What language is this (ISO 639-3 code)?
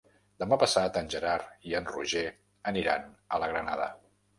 cat